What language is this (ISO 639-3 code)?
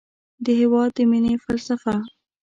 pus